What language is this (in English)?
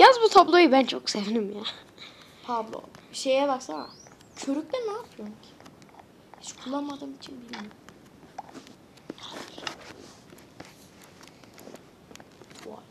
Turkish